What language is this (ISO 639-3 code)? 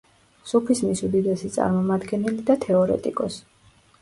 kat